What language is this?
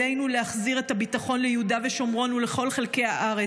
Hebrew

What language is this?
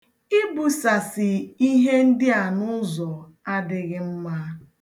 Igbo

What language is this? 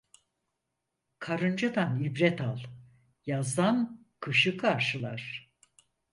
Turkish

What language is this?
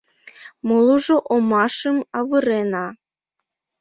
Mari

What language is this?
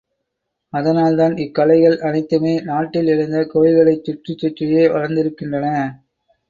Tamil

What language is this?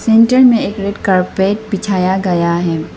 Hindi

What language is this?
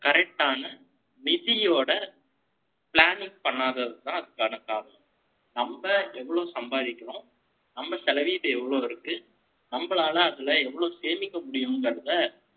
Tamil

